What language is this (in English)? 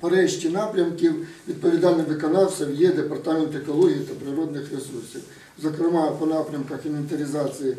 Ukrainian